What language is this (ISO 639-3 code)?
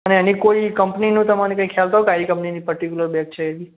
guj